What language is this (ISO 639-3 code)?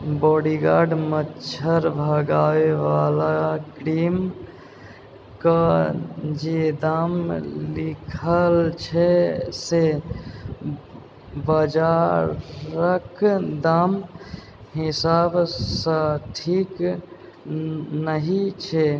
mai